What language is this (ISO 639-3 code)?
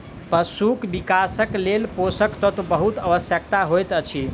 mai